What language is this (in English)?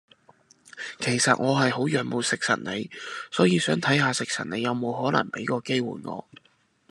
Cantonese